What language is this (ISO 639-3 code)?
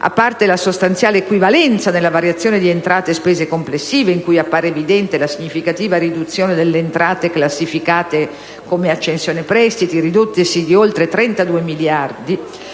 ita